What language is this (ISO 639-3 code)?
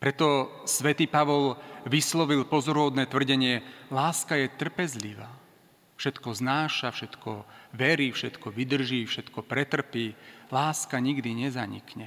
slk